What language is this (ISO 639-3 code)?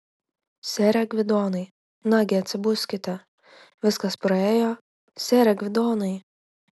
lit